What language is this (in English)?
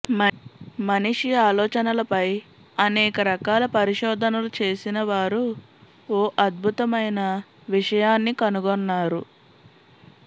Telugu